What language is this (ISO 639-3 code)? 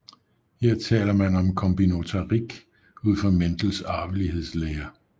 dan